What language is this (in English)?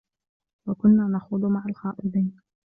Arabic